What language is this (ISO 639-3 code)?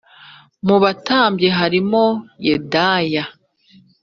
kin